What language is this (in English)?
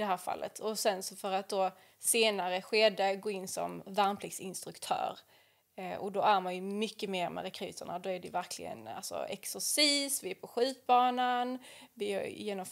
Swedish